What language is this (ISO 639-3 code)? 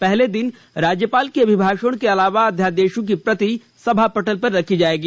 hin